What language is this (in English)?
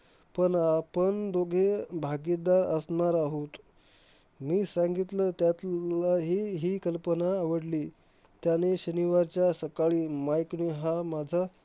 Marathi